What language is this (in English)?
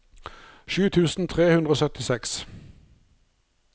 Norwegian